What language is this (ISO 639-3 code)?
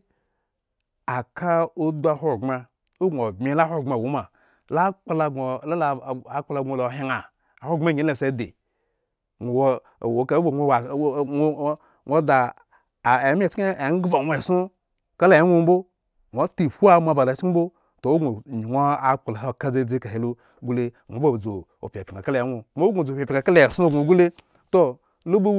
ego